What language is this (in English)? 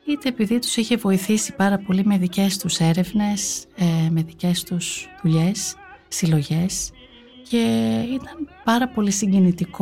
Greek